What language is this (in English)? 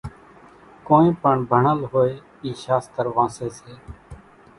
Kachi Koli